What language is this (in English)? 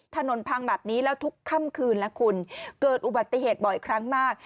Thai